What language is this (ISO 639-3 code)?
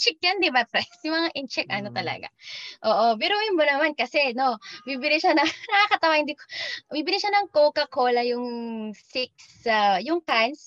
fil